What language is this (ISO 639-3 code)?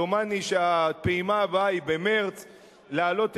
heb